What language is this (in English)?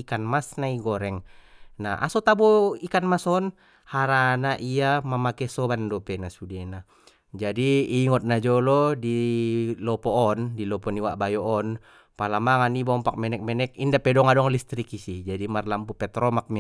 Batak Mandailing